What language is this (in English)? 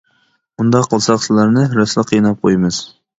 Uyghur